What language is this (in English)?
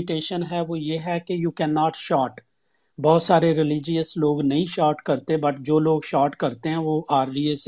Urdu